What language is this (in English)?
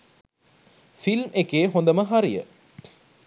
Sinhala